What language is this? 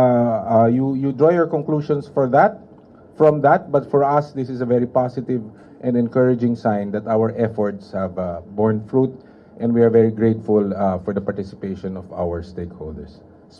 Filipino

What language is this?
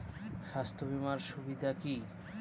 Bangla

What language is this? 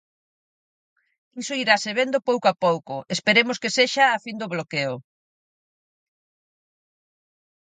Galician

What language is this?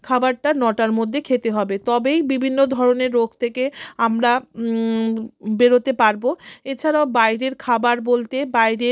Bangla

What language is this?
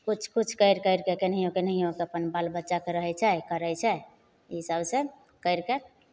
Maithili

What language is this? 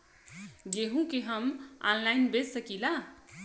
Bhojpuri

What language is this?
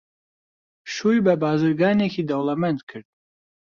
Central Kurdish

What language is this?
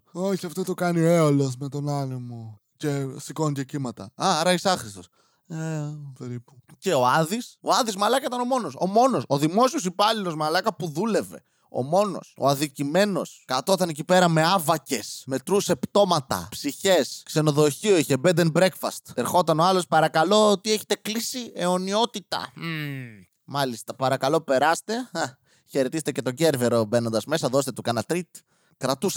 Greek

